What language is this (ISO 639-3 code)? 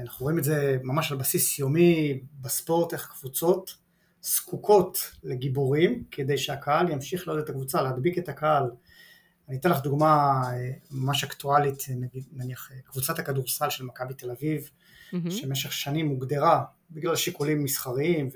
heb